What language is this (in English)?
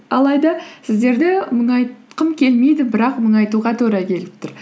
Kazakh